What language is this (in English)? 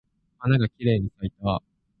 Japanese